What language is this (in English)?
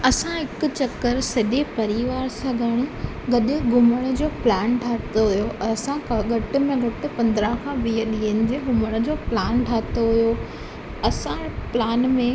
Sindhi